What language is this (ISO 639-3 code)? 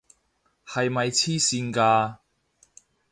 yue